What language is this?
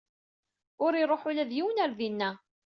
Kabyle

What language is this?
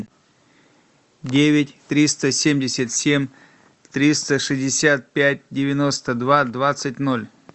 Russian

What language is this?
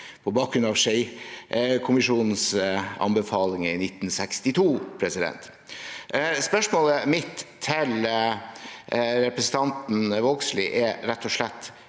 Norwegian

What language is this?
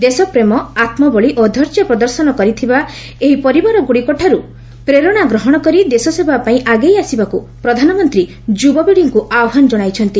Odia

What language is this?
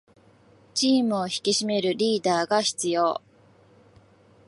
Japanese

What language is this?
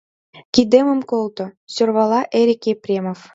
Mari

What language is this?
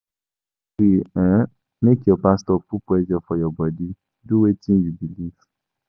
Nigerian Pidgin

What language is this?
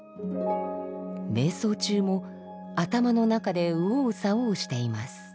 Japanese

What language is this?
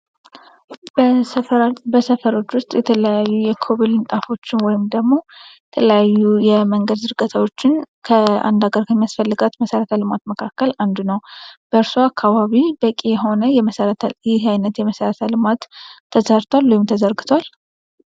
Amharic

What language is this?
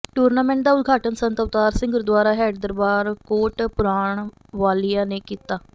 Punjabi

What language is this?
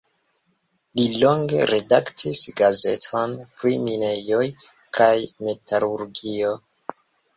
Esperanto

